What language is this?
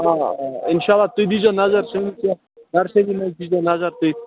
Kashmiri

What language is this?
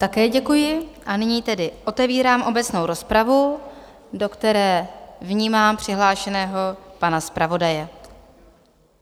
Czech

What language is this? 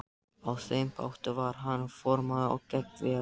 Icelandic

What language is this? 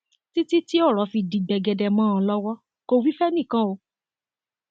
Yoruba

